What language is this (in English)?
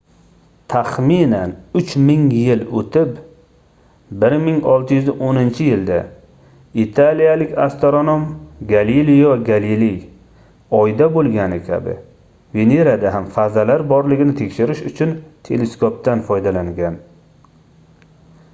Uzbek